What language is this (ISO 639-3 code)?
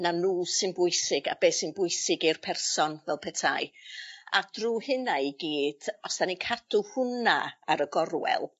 cym